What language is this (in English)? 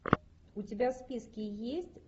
Russian